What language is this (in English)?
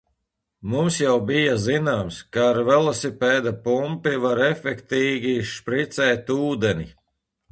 Latvian